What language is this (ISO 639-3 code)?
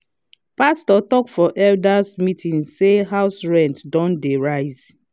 pcm